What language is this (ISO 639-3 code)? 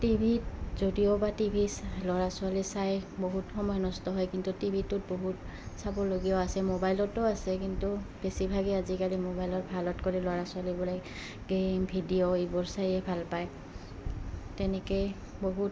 asm